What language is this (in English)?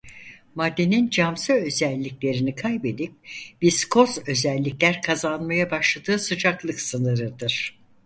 Turkish